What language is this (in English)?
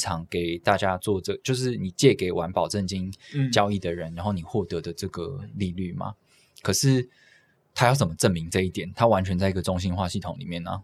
Chinese